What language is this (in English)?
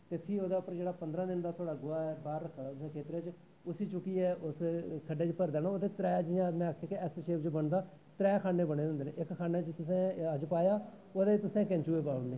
Dogri